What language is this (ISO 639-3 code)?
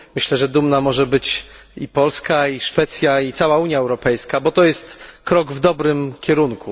pol